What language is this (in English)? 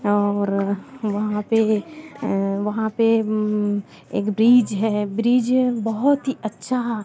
Hindi